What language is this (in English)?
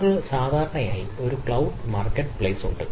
Malayalam